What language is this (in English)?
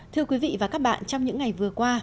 Vietnamese